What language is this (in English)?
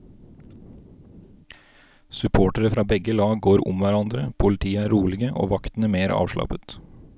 Norwegian